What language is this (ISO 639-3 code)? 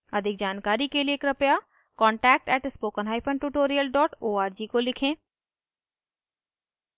hin